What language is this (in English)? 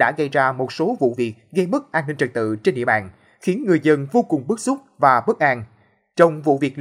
Vietnamese